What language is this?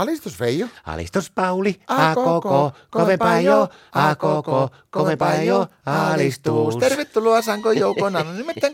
Finnish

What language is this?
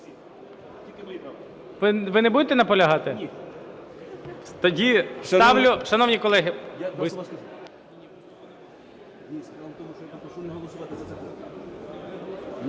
Ukrainian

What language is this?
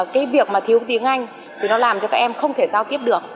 Vietnamese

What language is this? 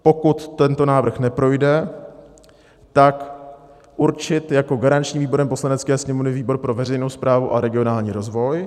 Czech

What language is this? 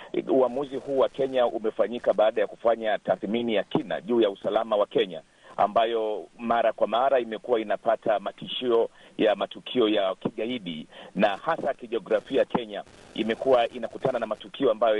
Swahili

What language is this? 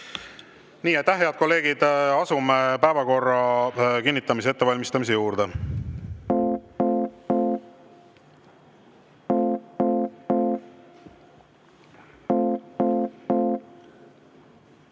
Estonian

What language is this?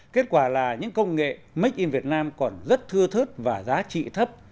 Vietnamese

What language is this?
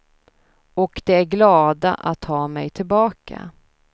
Swedish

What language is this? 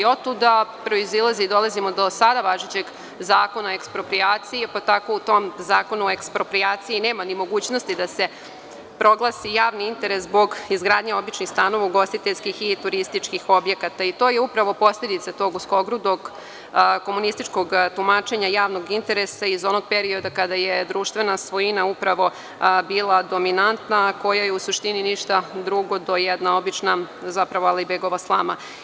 Serbian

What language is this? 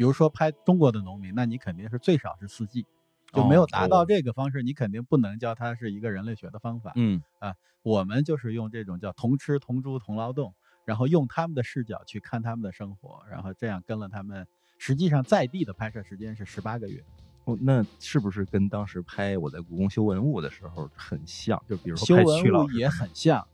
Chinese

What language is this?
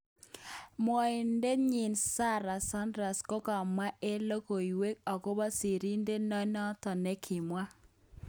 Kalenjin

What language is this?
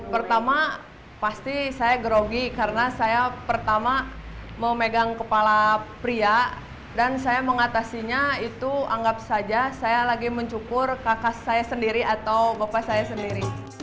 Indonesian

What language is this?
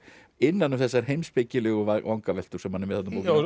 Icelandic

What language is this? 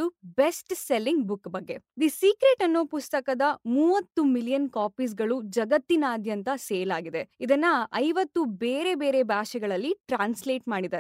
Kannada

